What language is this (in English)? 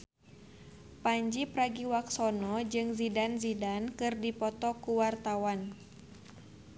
Sundanese